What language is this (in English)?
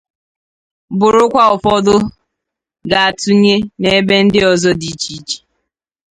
Igbo